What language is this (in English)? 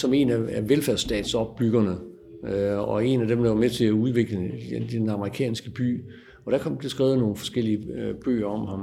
Danish